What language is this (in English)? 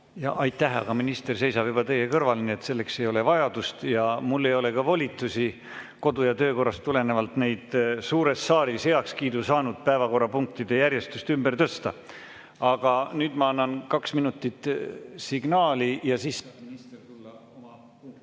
Estonian